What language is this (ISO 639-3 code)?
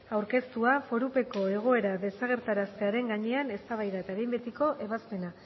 eus